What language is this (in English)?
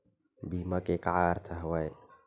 Chhattisgarhi